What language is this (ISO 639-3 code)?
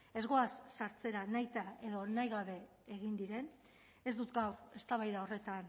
eus